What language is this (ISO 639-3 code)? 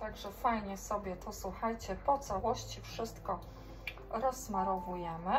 pol